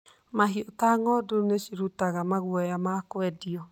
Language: Kikuyu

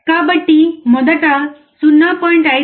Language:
Telugu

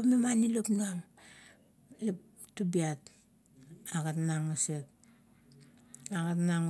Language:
Kuot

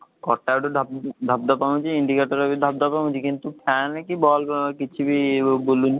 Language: Odia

